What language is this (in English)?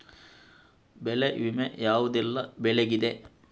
Kannada